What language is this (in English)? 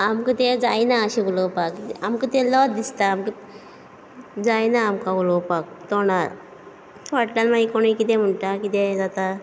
Konkani